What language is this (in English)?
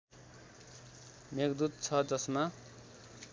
Nepali